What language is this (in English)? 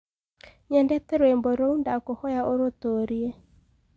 Kikuyu